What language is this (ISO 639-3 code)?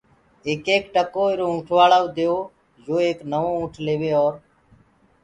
ggg